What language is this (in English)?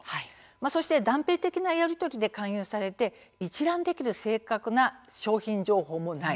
Japanese